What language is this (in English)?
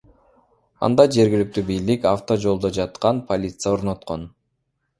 Kyrgyz